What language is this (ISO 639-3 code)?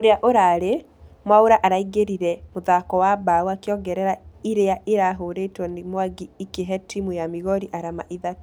kik